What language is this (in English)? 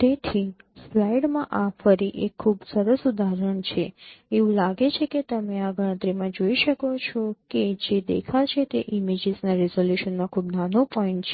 Gujarati